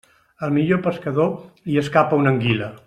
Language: Catalan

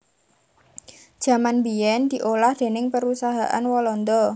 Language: Javanese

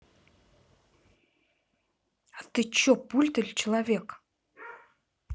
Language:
Russian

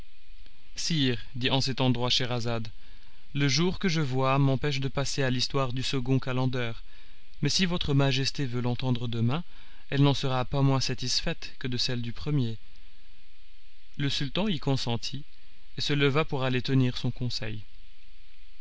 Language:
French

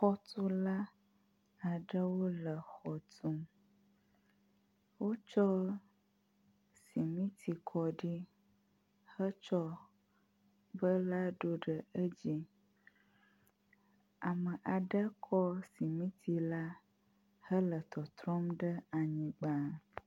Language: Ewe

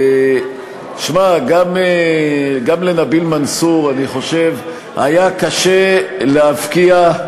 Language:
Hebrew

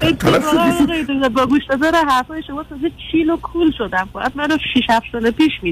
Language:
Persian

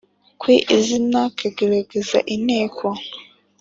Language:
Kinyarwanda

